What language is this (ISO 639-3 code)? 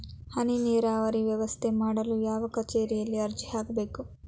kan